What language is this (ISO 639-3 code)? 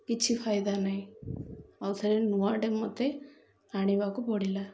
ori